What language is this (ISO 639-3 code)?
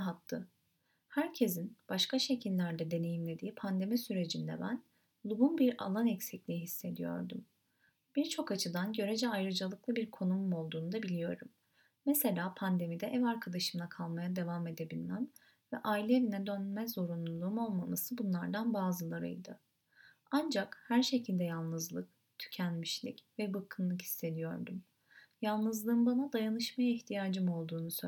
tur